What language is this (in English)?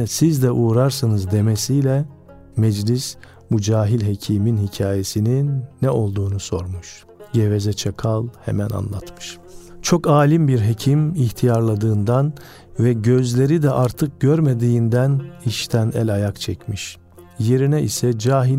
Turkish